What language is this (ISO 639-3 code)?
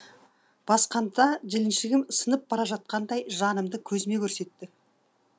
kaz